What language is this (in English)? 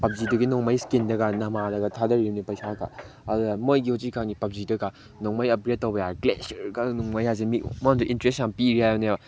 Manipuri